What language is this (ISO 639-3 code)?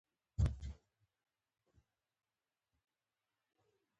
pus